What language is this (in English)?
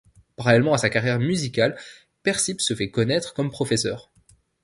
French